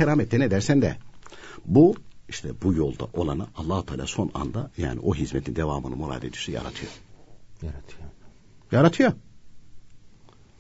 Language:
Turkish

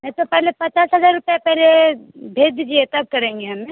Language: Hindi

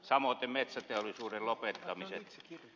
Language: Finnish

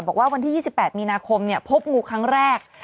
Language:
Thai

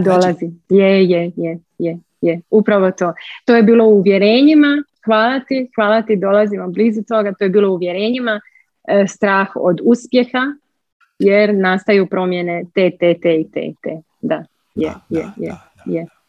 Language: Croatian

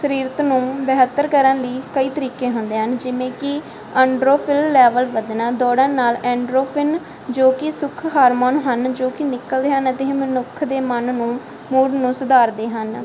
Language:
Punjabi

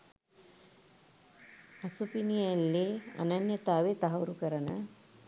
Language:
Sinhala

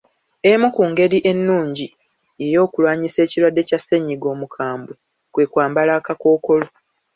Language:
Ganda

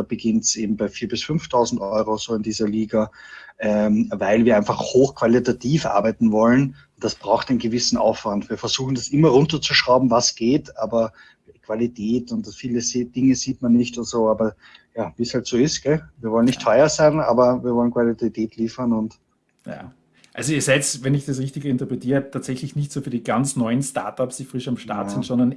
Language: German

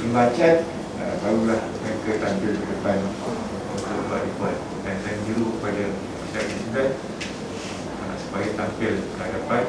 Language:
Malay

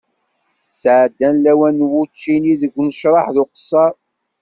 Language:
Kabyle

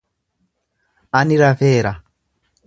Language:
Oromo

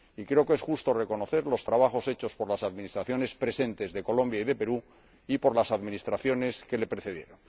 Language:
Spanish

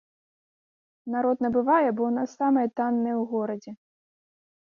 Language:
Belarusian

